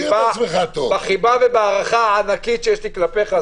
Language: Hebrew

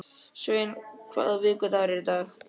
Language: Icelandic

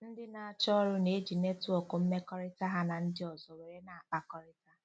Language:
Igbo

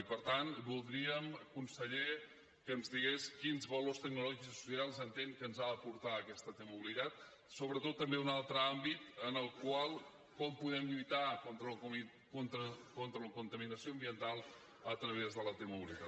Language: Catalan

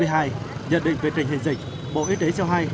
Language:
Vietnamese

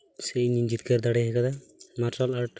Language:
Santali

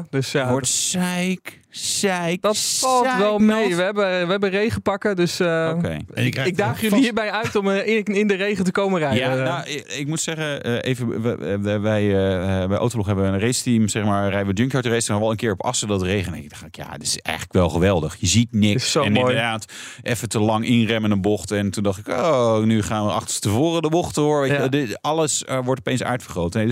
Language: Dutch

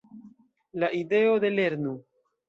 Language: Esperanto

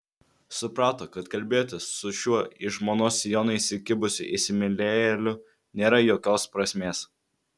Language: Lithuanian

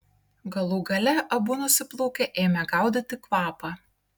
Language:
Lithuanian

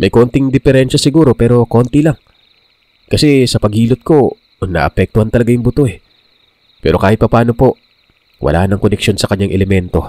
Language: Filipino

